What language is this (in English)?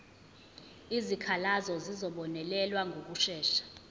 Zulu